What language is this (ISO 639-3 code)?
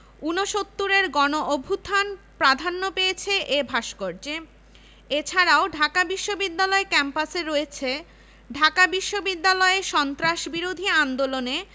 ben